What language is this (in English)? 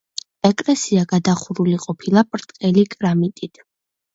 Georgian